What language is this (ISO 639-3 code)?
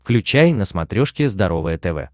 rus